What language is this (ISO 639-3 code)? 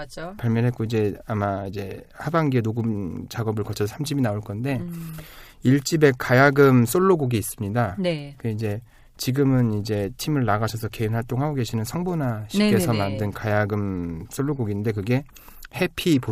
kor